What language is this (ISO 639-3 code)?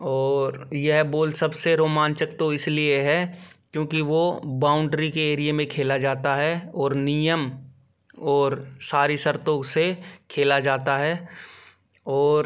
hin